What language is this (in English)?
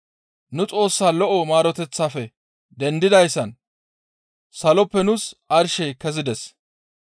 Gamo